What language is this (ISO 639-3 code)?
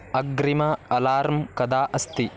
san